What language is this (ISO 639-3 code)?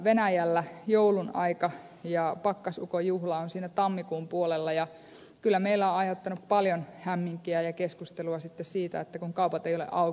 fin